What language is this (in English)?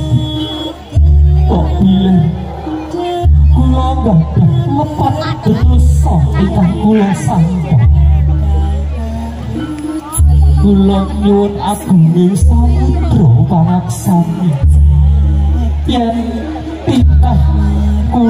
Indonesian